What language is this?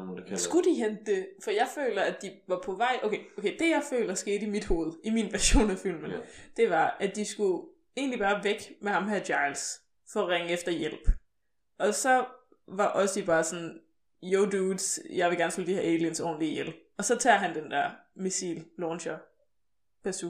Danish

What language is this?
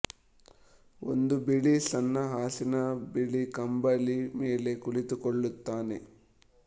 Kannada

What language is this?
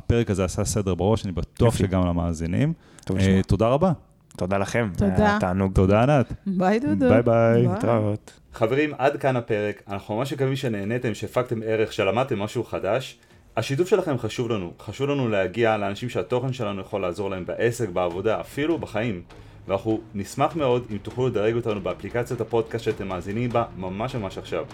Hebrew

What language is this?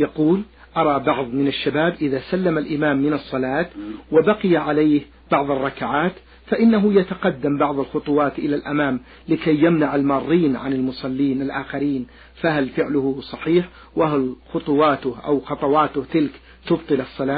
Arabic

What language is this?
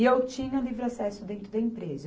Portuguese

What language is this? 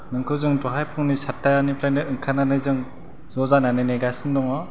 Bodo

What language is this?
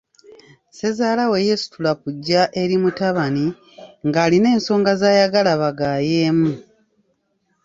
Ganda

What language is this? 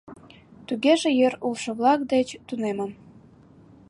Mari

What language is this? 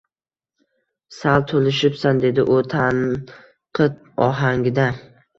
Uzbek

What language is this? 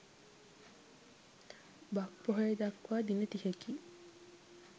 Sinhala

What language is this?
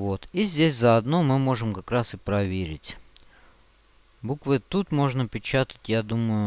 Russian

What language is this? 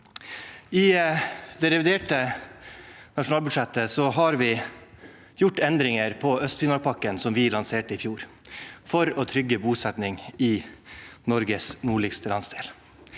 Norwegian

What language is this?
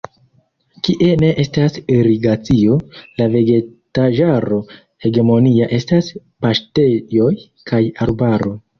Esperanto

